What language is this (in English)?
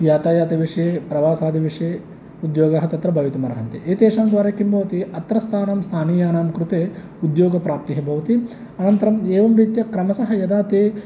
Sanskrit